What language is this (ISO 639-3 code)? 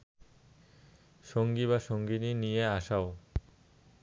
ben